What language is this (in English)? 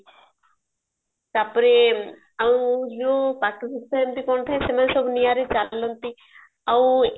Odia